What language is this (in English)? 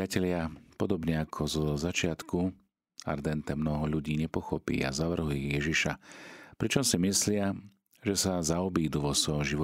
Slovak